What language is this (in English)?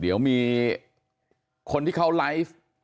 Thai